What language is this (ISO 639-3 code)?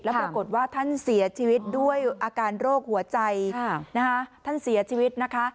tha